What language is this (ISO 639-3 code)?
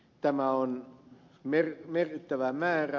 fin